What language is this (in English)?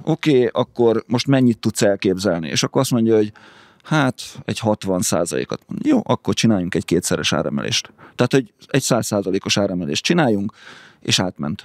Hungarian